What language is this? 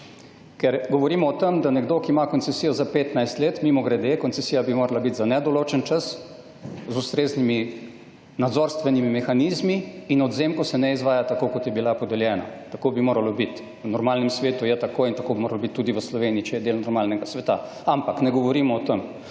Slovenian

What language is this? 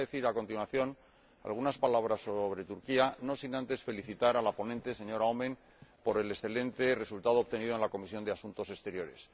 Spanish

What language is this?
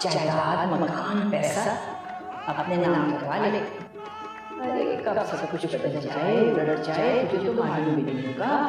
Hindi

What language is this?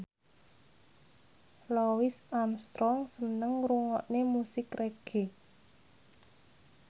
Javanese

